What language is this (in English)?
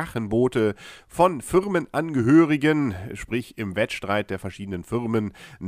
German